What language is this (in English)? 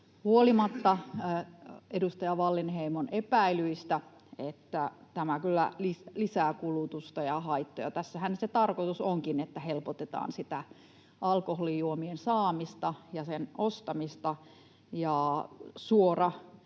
Finnish